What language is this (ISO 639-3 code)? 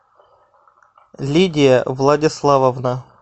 rus